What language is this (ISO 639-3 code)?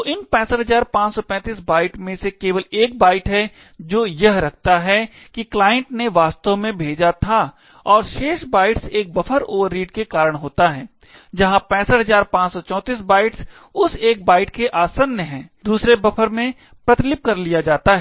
hin